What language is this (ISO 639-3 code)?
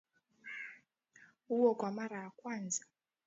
swa